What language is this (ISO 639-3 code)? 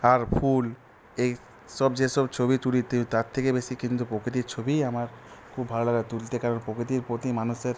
ben